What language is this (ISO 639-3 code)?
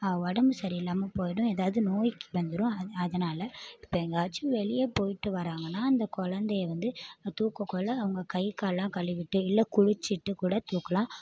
tam